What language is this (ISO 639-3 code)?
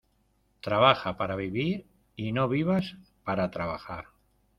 spa